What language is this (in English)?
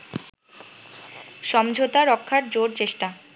Bangla